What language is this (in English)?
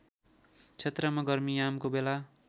Nepali